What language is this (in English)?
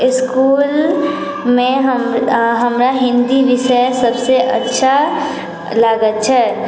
Maithili